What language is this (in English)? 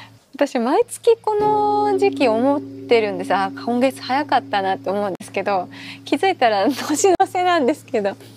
Japanese